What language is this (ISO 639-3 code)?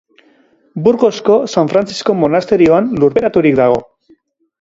eus